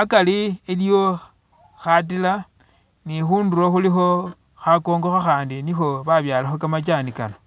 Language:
Masaaba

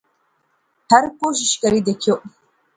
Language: Pahari-Potwari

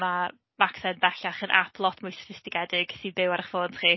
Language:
Welsh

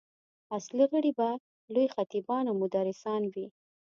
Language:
Pashto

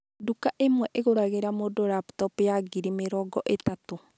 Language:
Kikuyu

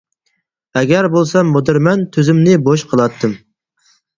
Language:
Uyghur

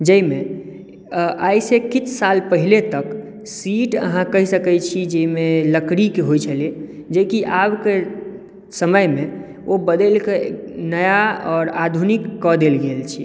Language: Maithili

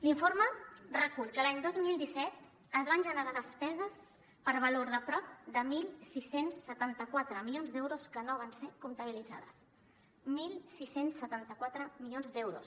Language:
Catalan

